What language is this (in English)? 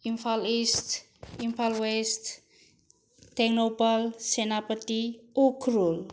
Manipuri